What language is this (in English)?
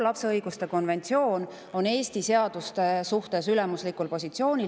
Estonian